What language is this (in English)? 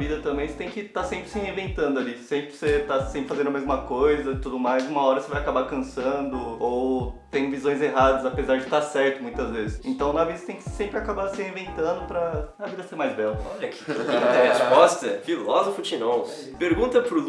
Portuguese